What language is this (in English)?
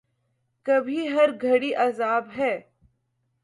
Urdu